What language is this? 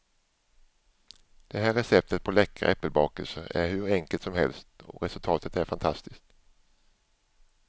Swedish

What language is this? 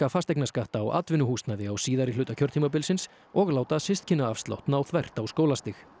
Icelandic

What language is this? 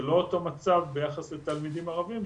Hebrew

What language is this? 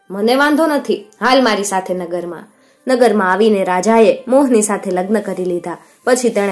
Gujarati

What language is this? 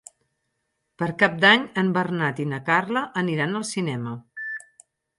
Catalan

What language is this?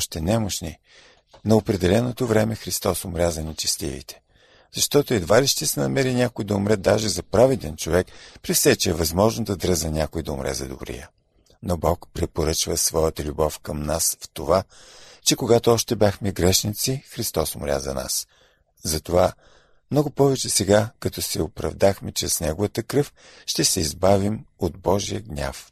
Bulgarian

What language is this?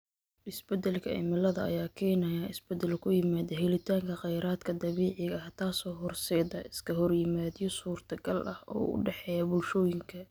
Somali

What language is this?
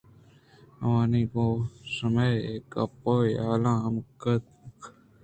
Eastern Balochi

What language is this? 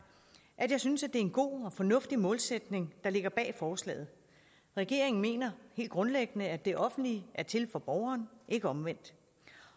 Danish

